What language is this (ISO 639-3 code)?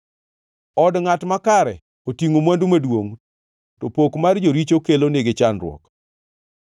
luo